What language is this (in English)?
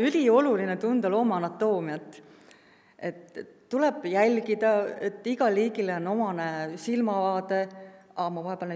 Finnish